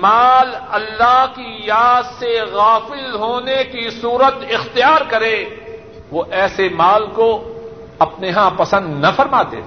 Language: Urdu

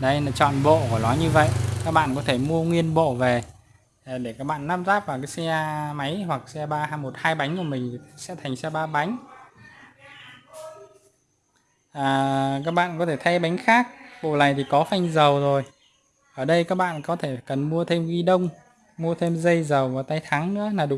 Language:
Vietnamese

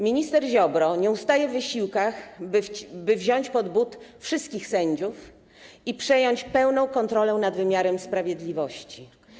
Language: Polish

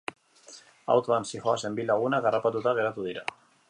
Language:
Basque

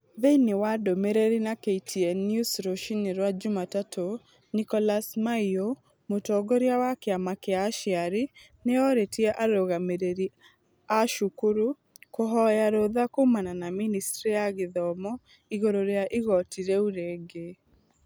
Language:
Kikuyu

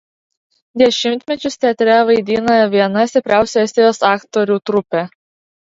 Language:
Lithuanian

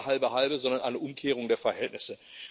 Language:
German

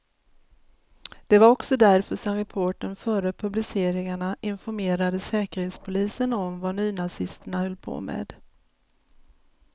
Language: Swedish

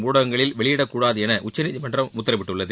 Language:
Tamil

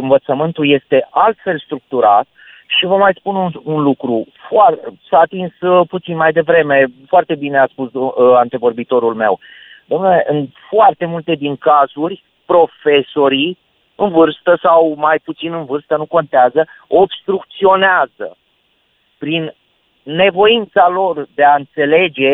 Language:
Romanian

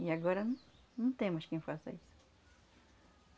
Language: Portuguese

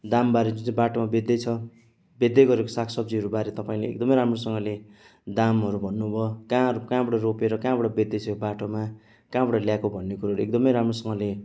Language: Nepali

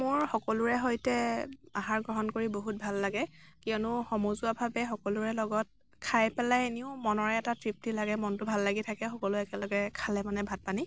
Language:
Assamese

